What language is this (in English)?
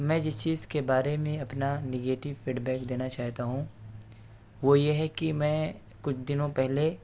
Urdu